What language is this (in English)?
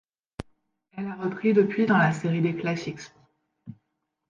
French